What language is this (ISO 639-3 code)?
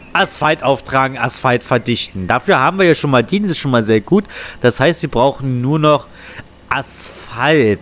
deu